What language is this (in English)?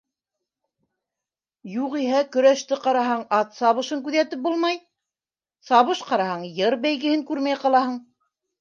Bashkir